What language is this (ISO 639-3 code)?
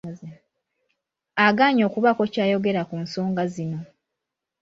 lug